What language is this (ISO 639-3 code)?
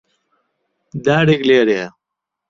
ckb